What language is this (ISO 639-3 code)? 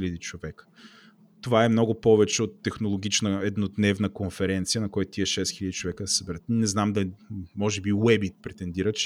bul